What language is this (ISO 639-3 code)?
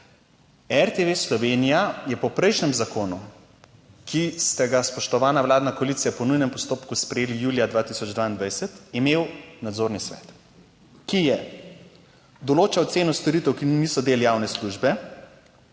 slv